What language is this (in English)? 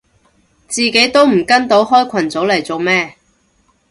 Cantonese